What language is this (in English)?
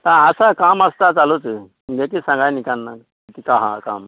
Konkani